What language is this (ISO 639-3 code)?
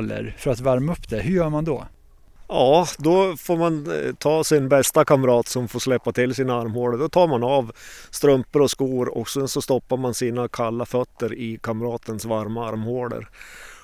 swe